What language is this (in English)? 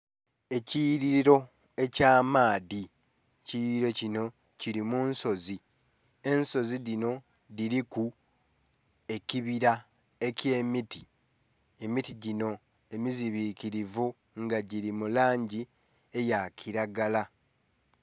Soga